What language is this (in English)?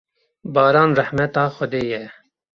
Kurdish